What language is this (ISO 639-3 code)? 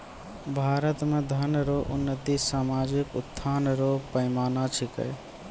mai